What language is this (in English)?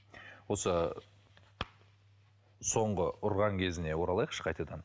Kazakh